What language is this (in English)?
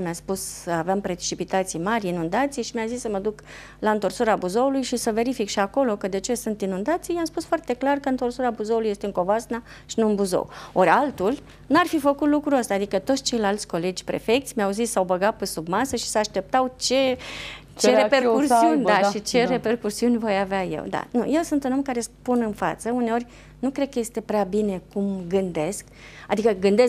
Romanian